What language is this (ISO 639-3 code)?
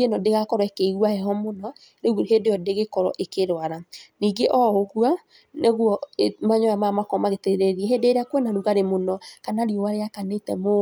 kik